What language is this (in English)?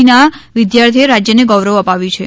Gujarati